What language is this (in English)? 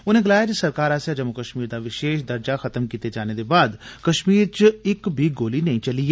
Dogri